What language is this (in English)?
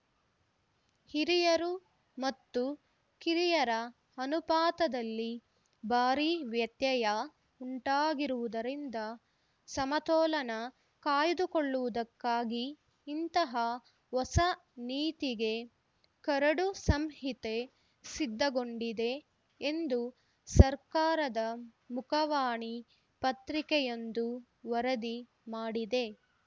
Kannada